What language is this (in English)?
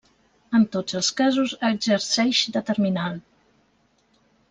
Catalan